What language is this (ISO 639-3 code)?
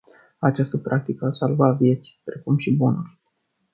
ron